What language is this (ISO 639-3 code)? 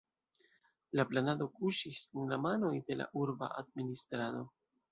epo